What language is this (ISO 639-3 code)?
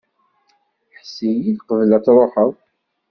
kab